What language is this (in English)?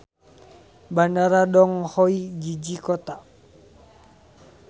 Sundanese